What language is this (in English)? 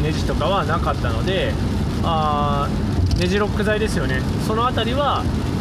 Japanese